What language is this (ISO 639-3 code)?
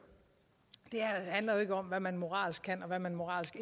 dan